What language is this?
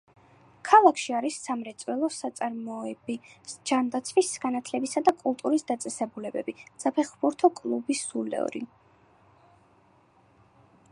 Georgian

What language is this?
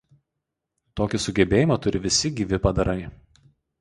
Lithuanian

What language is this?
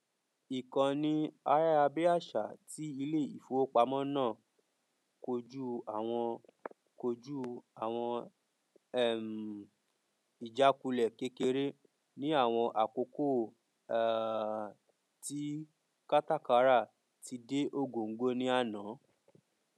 Yoruba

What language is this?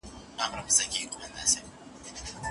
Pashto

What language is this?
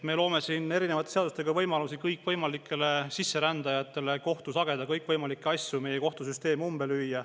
Estonian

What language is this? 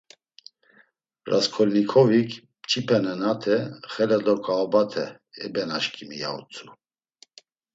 Laz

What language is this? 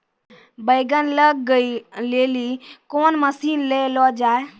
Maithili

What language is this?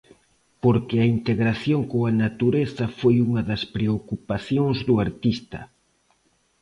Galician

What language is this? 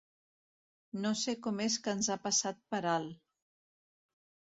Catalan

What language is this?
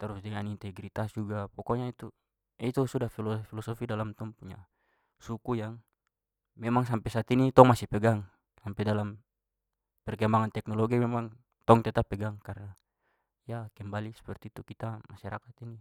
Papuan Malay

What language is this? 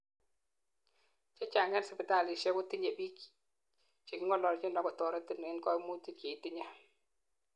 Kalenjin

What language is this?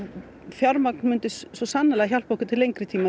Icelandic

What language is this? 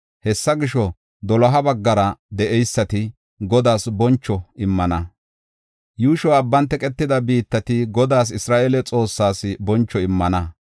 Gofa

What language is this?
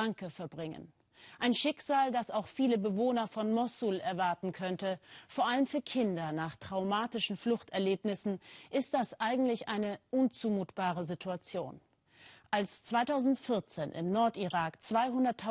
German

